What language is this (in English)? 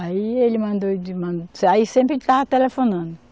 Portuguese